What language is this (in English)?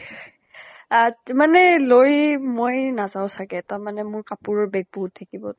Assamese